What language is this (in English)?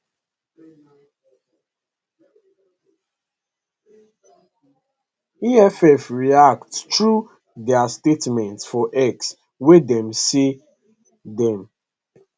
Nigerian Pidgin